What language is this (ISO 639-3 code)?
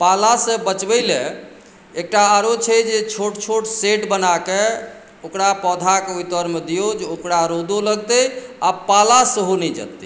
mai